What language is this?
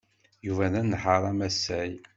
Kabyle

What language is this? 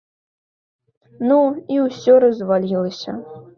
Belarusian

